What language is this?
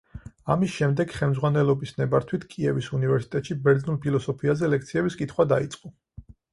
Georgian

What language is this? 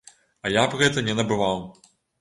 Belarusian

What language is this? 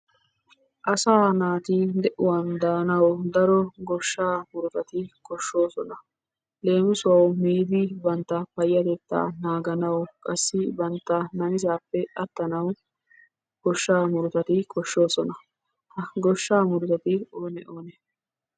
Wolaytta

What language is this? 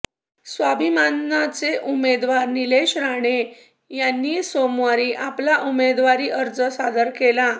Marathi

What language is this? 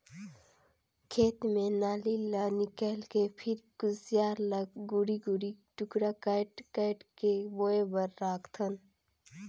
Chhattisgarhi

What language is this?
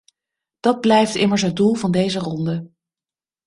Dutch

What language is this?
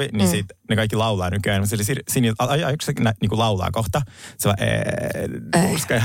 Finnish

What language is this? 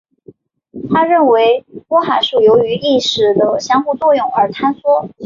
Chinese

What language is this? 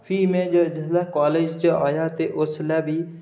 Dogri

